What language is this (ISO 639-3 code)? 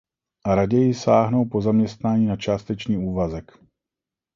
ces